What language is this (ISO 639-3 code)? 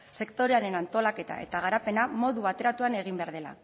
eus